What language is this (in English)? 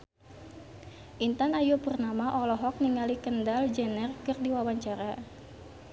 Sundanese